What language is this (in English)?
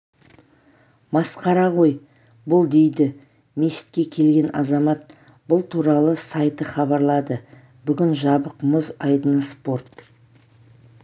Kazakh